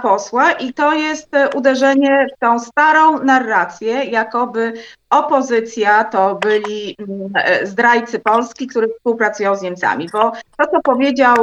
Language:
Polish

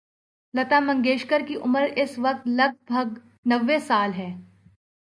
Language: Urdu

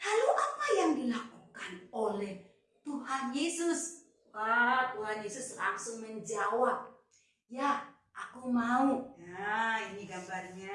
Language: Indonesian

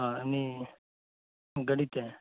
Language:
Santali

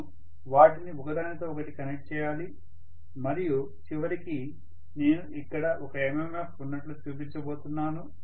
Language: Telugu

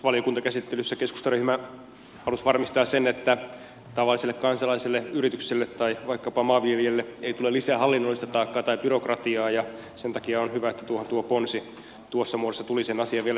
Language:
Finnish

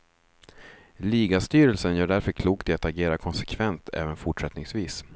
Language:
Swedish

